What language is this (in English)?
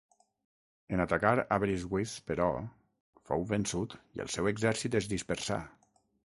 Catalan